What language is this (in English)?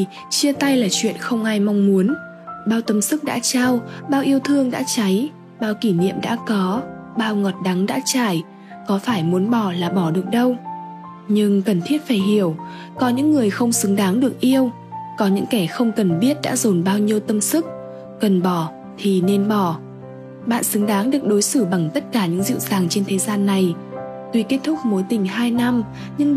Vietnamese